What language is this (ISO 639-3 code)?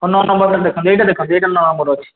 ori